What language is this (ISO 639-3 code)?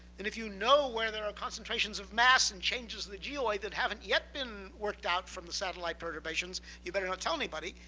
eng